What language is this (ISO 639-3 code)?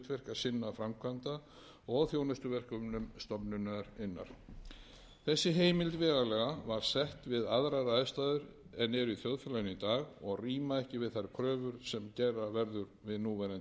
isl